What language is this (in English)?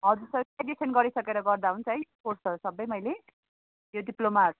Nepali